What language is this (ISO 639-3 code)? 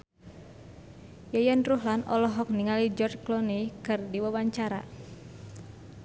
sun